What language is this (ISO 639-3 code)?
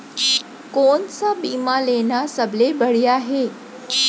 hne